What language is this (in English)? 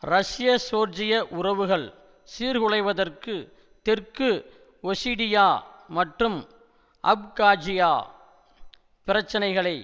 Tamil